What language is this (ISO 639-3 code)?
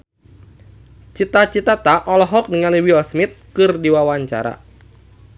sun